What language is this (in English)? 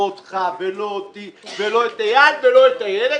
Hebrew